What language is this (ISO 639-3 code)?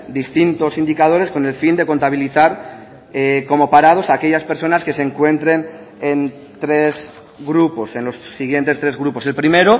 spa